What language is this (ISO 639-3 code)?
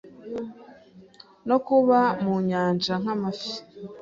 kin